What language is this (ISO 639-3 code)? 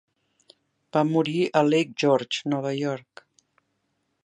cat